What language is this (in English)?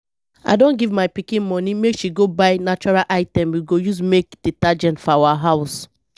Nigerian Pidgin